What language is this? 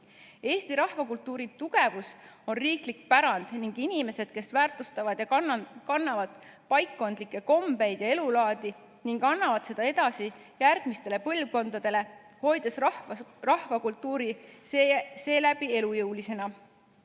Estonian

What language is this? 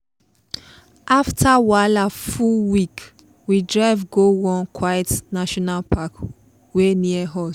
Nigerian Pidgin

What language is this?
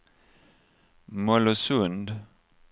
Swedish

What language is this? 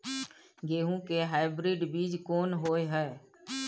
Maithili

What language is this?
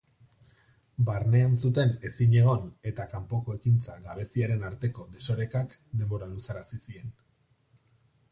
Basque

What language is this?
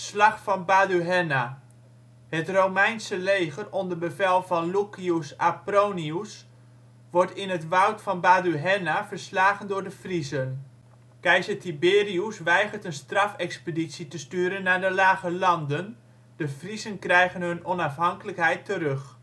Dutch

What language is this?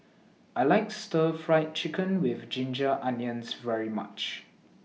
English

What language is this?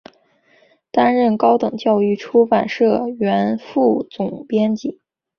Chinese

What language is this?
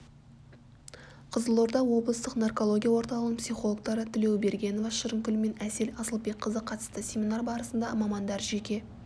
Kazakh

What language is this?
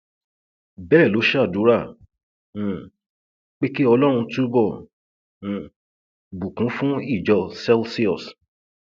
Yoruba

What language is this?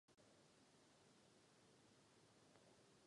Czech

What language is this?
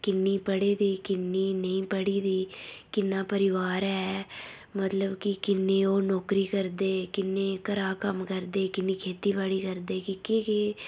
Dogri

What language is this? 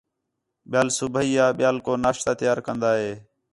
Khetrani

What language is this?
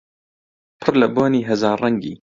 Central Kurdish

